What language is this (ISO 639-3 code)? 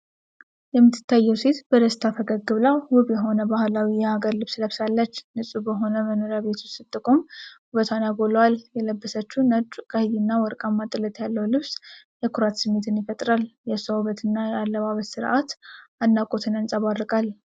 amh